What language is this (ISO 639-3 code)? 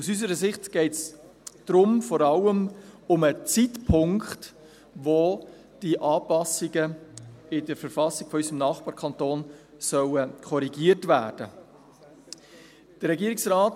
gsw